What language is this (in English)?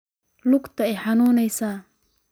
Somali